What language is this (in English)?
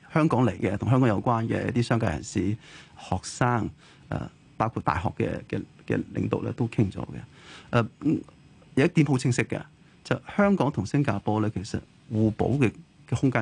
Chinese